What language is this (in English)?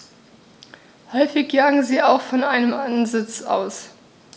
German